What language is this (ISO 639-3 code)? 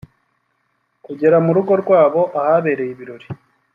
kin